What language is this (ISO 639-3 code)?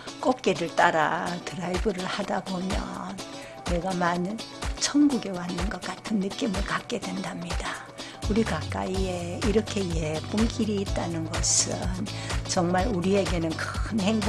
kor